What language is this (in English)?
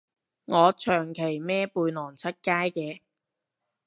Cantonese